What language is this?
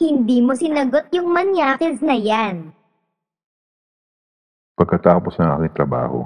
Filipino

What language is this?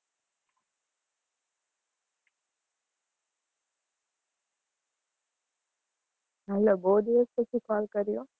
Gujarati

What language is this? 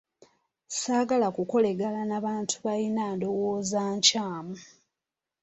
Ganda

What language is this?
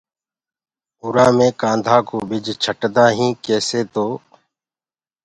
Gurgula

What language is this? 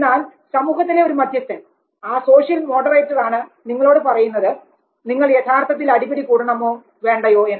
Malayalam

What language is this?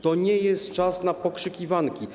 Polish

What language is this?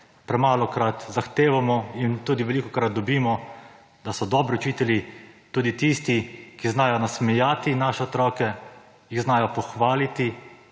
Slovenian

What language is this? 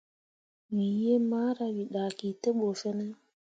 Mundang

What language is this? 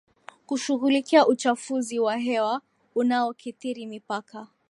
Swahili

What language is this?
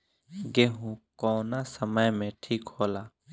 Bhojpuri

